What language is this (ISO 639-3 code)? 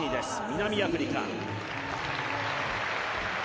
jpn